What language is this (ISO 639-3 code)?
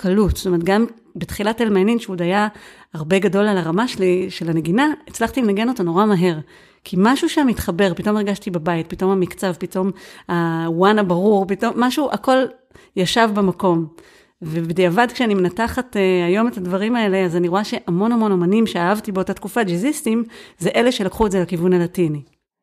heb